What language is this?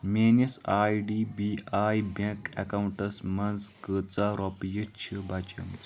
Kashmiri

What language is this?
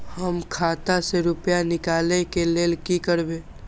Maithili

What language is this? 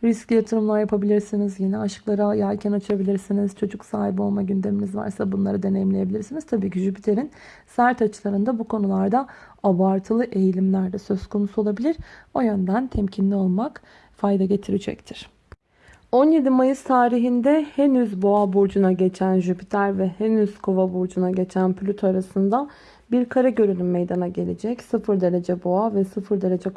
Turkish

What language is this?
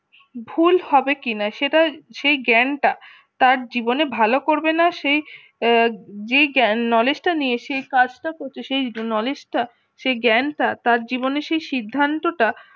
Bangla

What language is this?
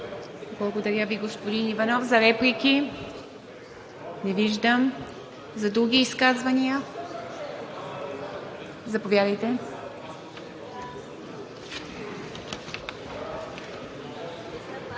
Bulgarian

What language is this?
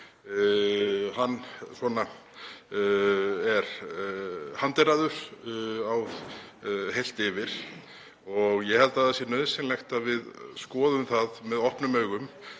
Icelandic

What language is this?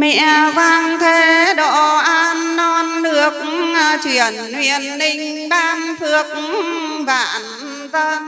Vietnamese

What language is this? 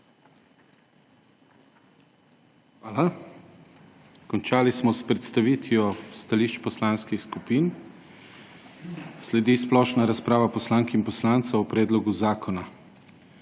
Slovenian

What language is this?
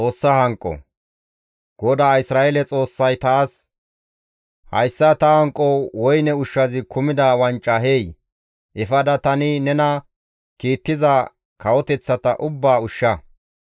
Gamo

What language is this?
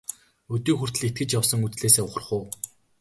Mongolian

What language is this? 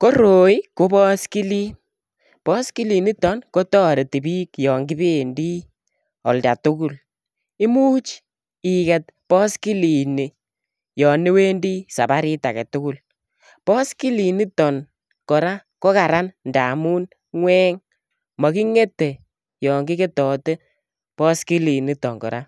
Kalenjin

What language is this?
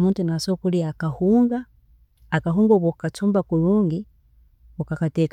Tooro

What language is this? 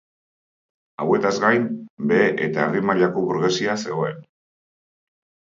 Basque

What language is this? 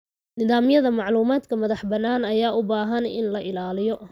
Somali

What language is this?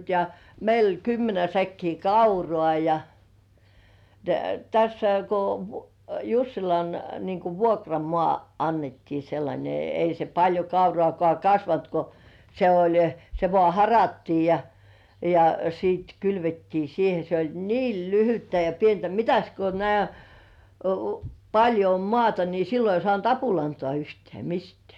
Finnish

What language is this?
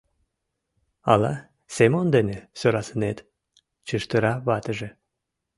Mari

